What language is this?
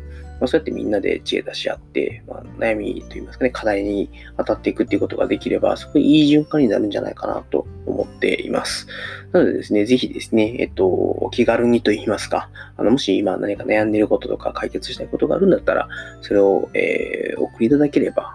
Japanese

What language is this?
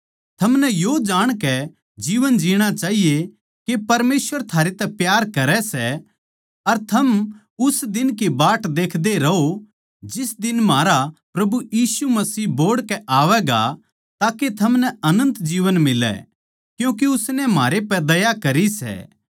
Haryanvi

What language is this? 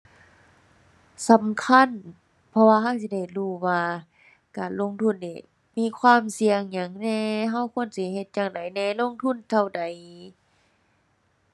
Thai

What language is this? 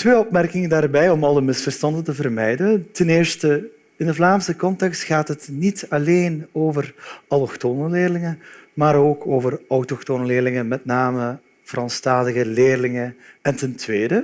Dutch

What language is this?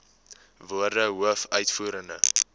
Afrikaans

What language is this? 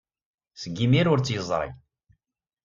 Kabyle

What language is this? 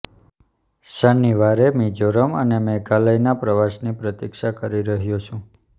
Gujarati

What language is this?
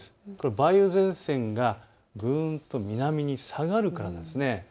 Japanese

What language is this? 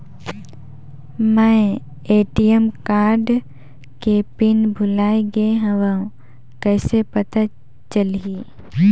Chhattisgarhi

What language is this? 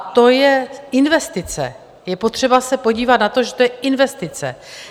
Czech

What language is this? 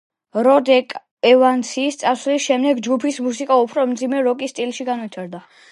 Georgian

